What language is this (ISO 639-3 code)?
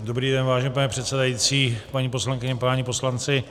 ces